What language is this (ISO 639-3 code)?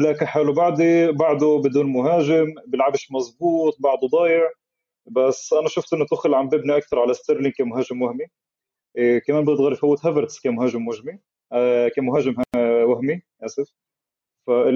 ara